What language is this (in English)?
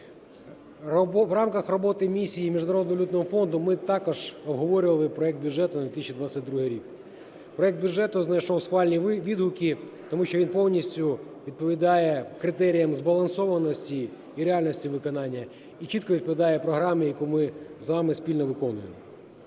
Ukrainian